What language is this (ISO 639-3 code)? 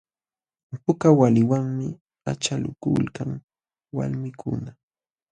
qxw